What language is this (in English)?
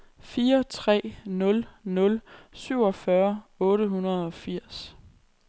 Danish